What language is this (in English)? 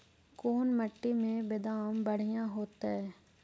Magahi